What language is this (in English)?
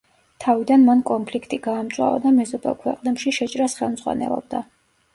Georgian